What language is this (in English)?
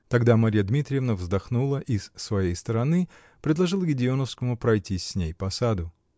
Russian